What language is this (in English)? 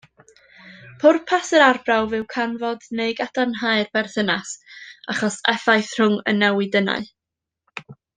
Welsh